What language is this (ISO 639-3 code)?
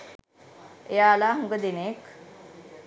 sin